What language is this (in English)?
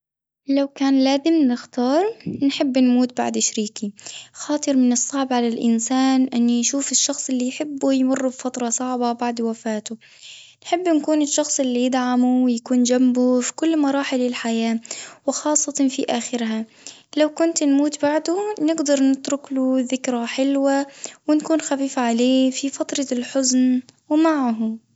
Tunisian Arabic